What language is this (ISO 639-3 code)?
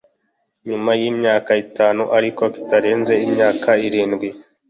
kin